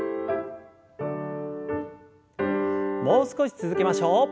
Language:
Japanese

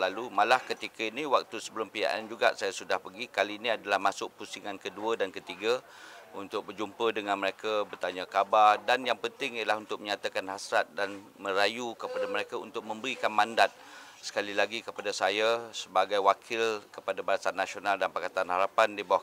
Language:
Malay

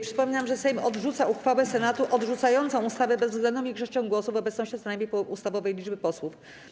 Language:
Polish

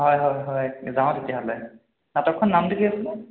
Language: Assamese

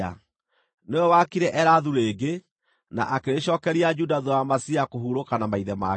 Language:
Kikuyu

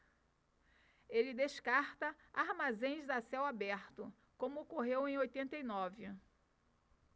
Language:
Portuguese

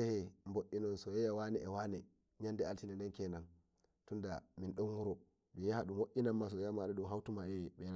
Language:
Nigerian Fulfulde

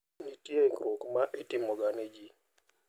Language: Luo (Kenya and Tanzania)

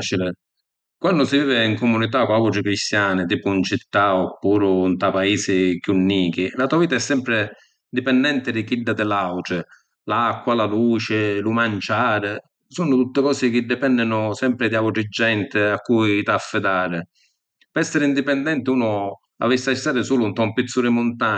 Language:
Sicilian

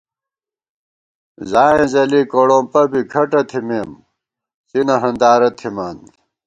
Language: Gawar-Bati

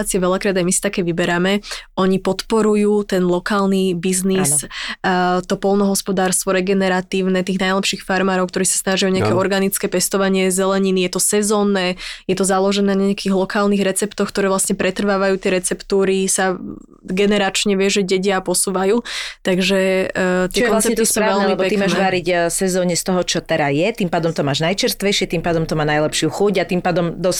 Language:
Slovak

